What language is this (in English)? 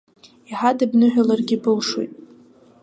Abkhazian